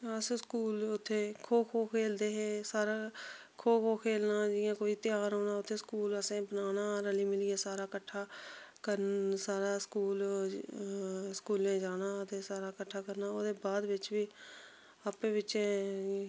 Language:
Dogri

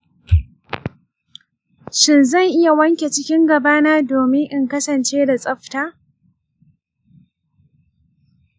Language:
Hausa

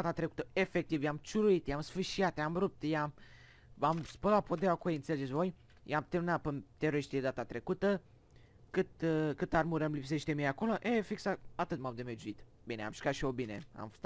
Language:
Romanian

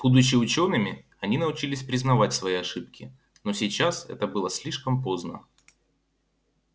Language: Russian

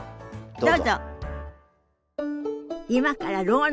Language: Japanese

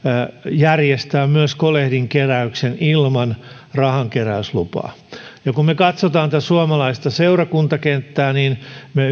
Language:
Finnish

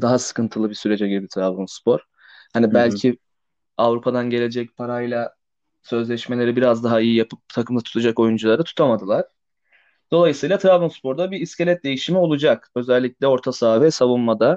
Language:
Turkish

